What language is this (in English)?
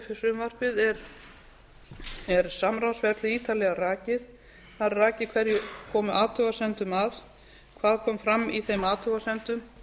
Icelandic